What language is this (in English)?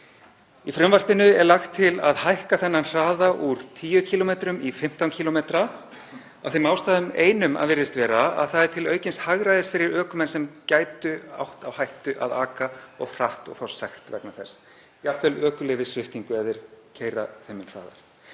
Icelandic